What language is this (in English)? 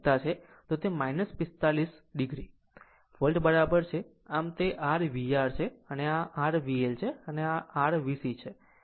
Gujarati